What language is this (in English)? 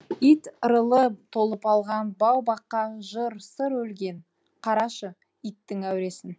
Kazakh